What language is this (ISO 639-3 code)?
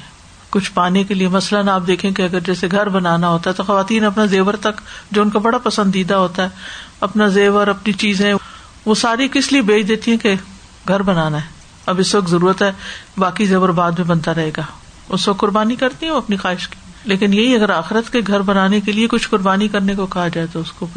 urd